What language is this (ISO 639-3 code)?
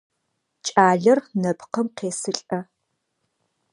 ady